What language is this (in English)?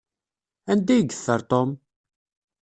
Kabyle